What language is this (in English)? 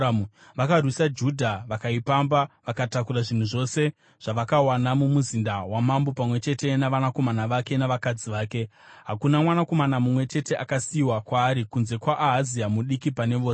Shona